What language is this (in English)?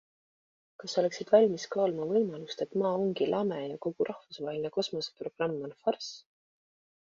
Estonian